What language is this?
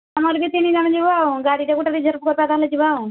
Odia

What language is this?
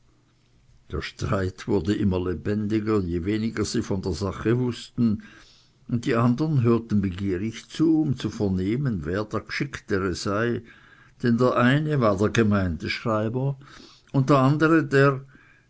German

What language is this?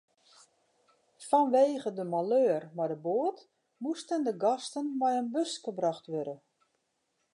Western Frisian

